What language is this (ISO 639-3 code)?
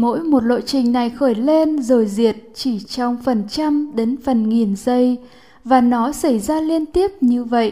vie